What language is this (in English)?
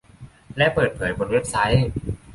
Thai